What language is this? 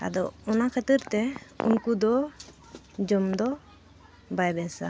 Santali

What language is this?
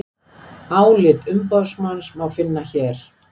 Icelandic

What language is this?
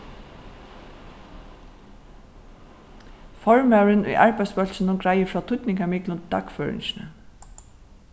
Faroese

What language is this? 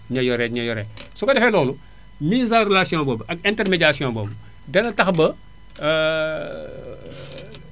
Wolof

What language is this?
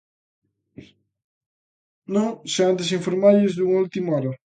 Galician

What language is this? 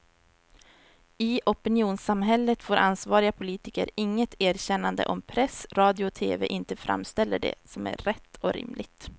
Swedish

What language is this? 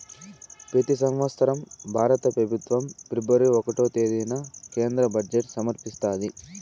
Telugu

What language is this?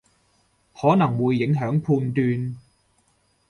Cantonese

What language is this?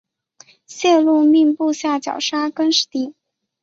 Chinese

